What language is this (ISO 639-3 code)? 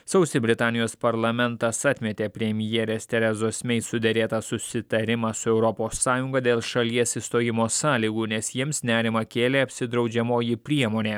lit